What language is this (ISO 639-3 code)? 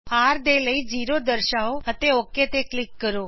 pan